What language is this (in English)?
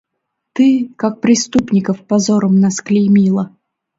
Mari